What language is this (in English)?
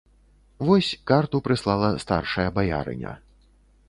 Belarusian